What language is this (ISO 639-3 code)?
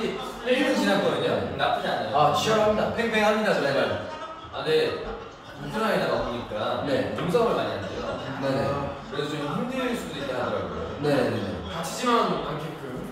kor